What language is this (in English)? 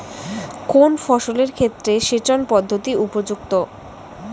Bangla